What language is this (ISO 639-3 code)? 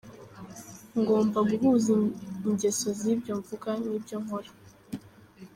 kin